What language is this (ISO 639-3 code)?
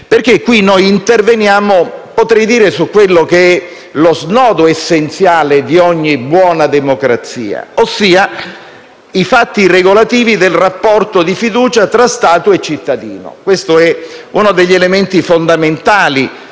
ita